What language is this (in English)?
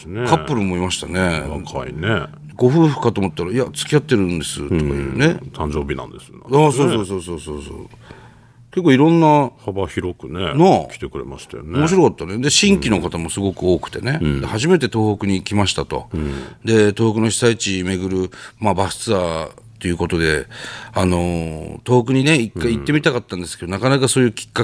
Japanese